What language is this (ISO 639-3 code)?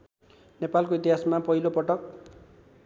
nep